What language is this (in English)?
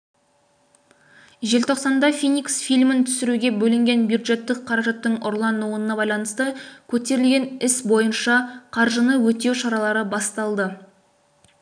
Kazakh